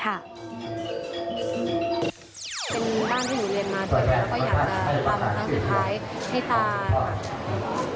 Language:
Thai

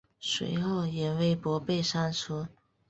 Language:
Chinese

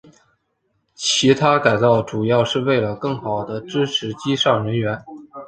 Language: Chinese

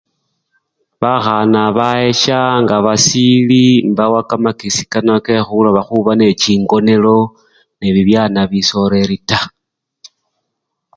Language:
Luyia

